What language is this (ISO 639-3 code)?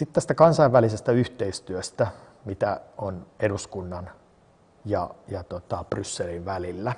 fin